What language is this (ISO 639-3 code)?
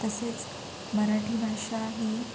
mar